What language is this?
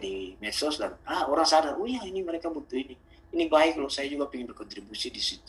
Indonesian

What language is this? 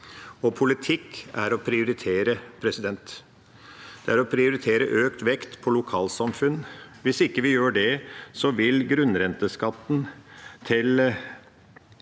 Norwegian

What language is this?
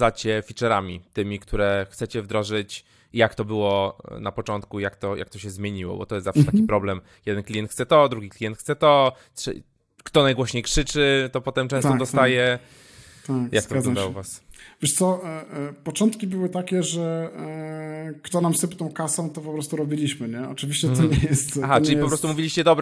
Polish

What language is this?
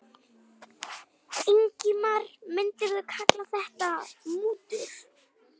Icelandic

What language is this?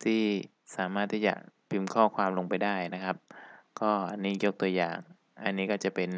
Thai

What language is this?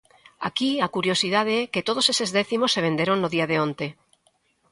Galician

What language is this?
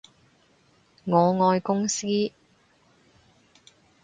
Cantonese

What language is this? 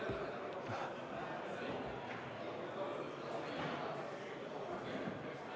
Estonian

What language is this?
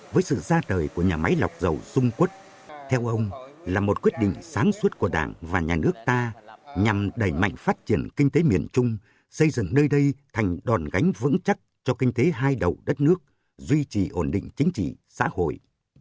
Vietnamese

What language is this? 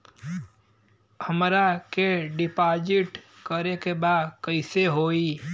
Bhojpuri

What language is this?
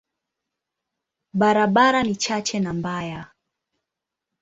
Swahili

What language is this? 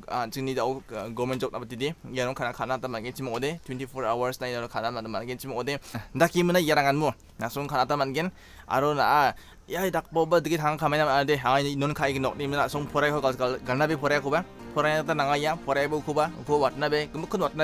Indonesian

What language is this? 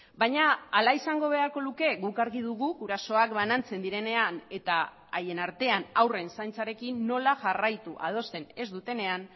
Basque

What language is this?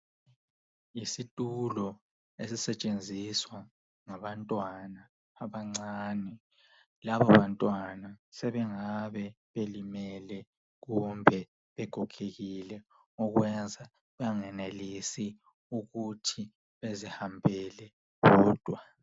North Ndebele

